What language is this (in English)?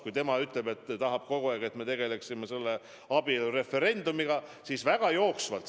Estonian